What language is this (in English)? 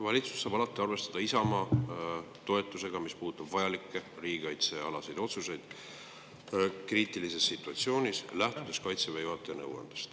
Estonian